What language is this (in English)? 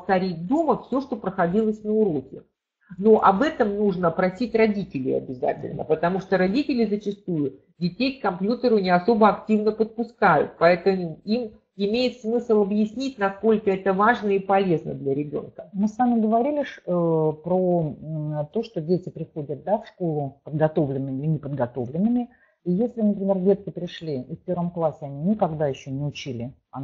Russian